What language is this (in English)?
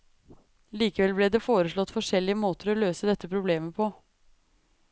Norwegian